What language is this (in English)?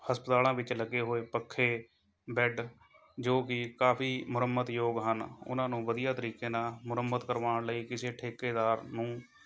Punjabi